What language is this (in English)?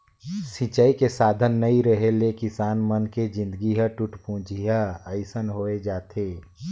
Chhattisgarhi